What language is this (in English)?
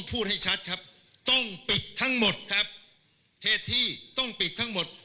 Thai